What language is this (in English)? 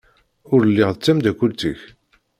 Kabyle